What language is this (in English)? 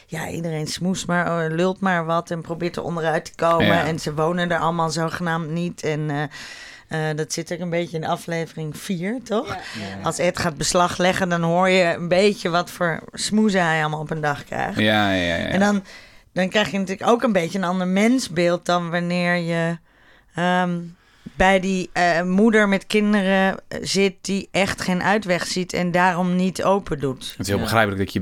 Dutch